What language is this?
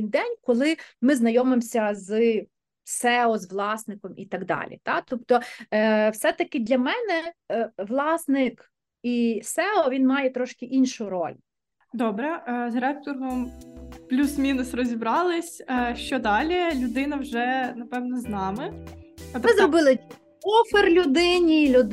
Ukrainian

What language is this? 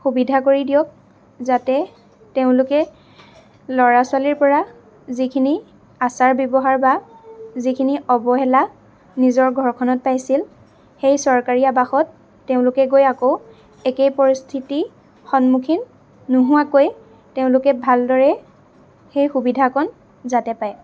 Assamese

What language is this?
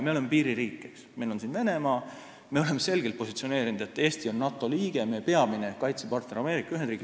Estonian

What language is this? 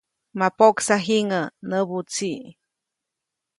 Copainalá Zoque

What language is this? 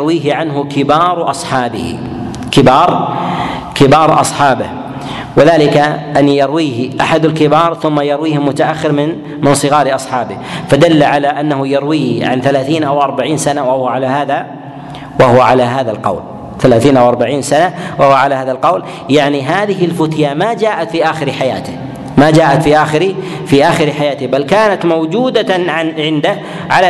Arabic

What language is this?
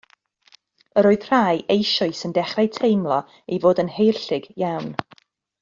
Welsh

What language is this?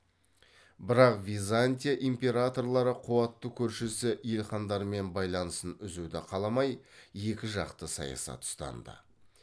Kazakh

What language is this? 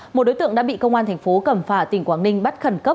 Vietnamese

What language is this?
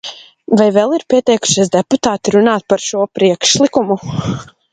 Latvian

